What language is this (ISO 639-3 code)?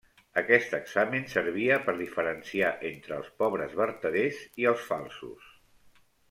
cat